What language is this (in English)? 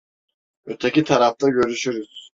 Turkish